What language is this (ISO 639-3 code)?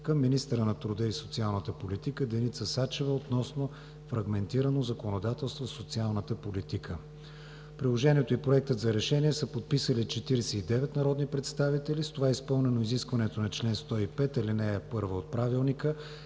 bul